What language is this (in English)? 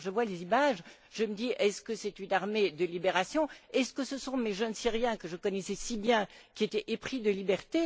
French